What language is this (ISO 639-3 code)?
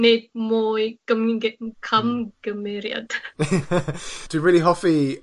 cym